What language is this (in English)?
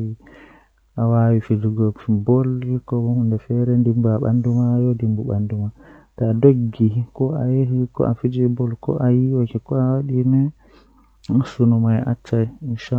Western Niger Fulfulde